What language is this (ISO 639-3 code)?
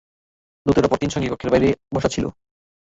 ben